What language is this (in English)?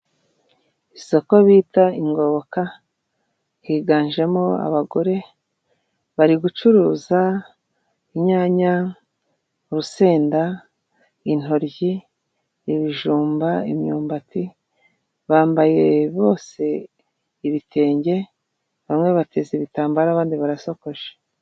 Kinyarwanda